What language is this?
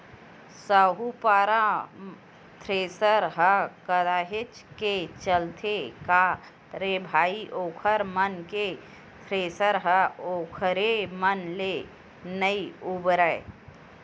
Chhattisgarhi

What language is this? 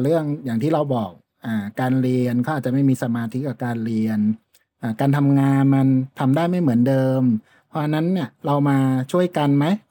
Thai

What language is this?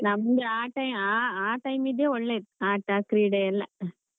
Kannada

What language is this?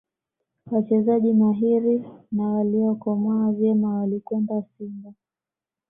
Swahili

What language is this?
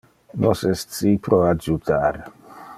Interlingua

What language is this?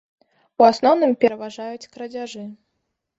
Belarusian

